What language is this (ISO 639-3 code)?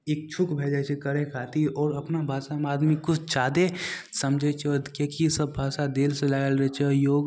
mai